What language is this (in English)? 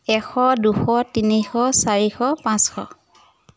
Assamese